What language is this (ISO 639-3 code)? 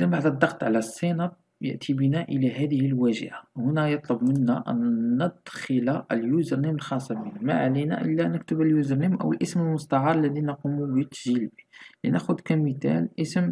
ara